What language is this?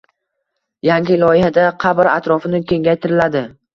Uzbek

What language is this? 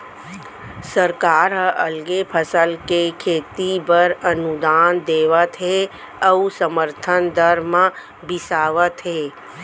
Chhattisgarhi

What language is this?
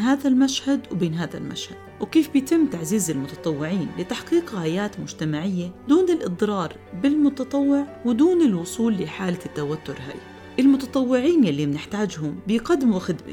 Arabic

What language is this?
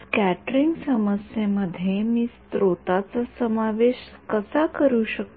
Marathi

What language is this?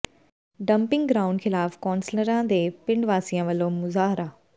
Punjabi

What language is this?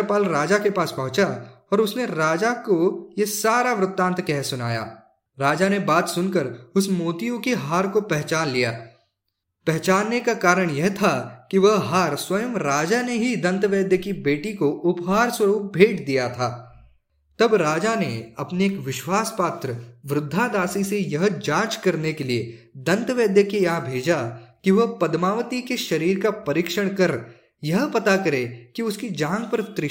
Hindi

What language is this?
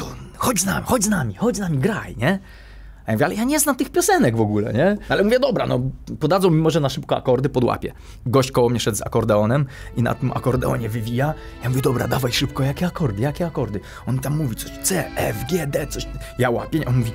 Polish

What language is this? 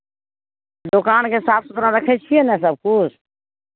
Maithili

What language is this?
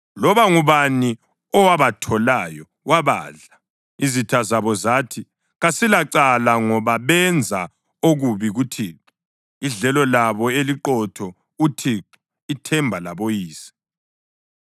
North Ndebele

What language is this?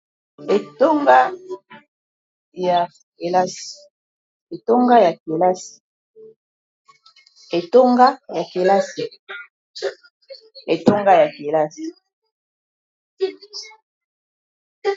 Lingala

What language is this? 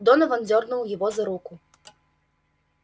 Russian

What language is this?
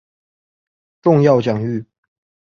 Chinese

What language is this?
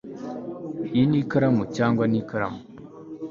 Kinyarwanda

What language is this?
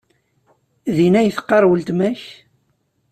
Kabyle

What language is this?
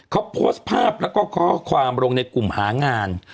Thai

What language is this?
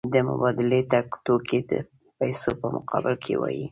Pashto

